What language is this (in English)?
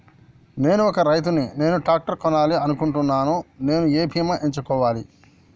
Telugu